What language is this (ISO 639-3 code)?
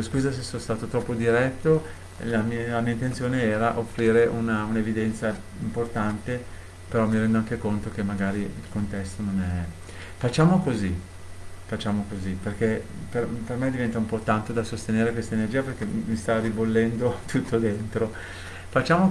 ita